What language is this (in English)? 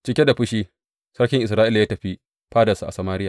Hausa